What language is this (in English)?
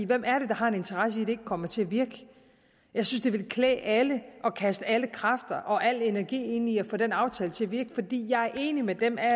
Danish